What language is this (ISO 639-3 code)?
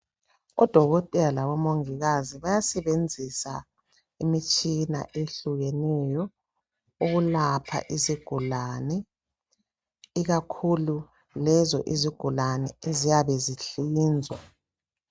nde